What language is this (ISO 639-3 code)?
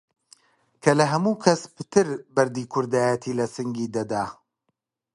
ckb